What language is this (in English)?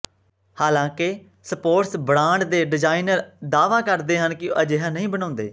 Punjabi